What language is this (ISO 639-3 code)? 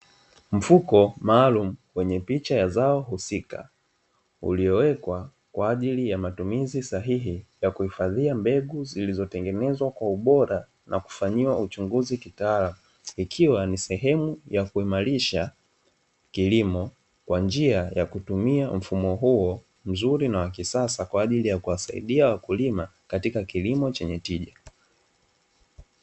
swa